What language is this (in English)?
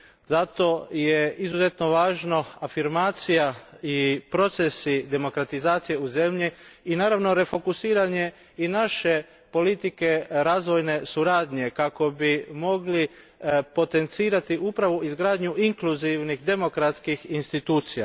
Croatian